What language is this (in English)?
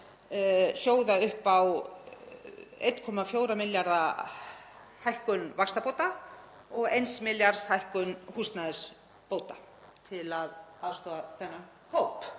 Icelandic